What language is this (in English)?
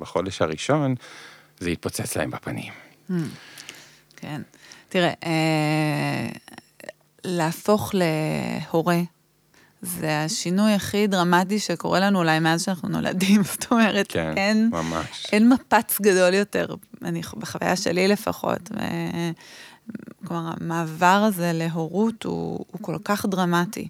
Hebrew